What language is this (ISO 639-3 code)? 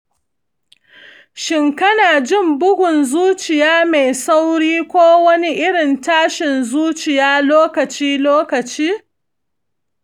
hau